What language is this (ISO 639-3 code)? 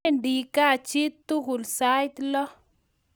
kln